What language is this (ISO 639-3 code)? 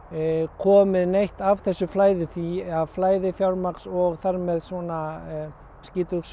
isl